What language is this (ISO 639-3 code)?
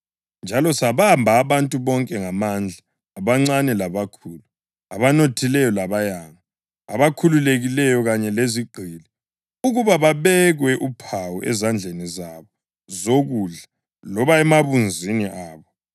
nde